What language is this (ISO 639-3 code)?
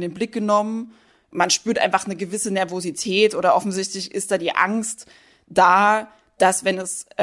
deu